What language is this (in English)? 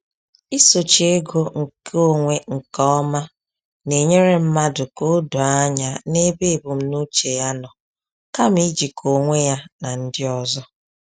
Igbo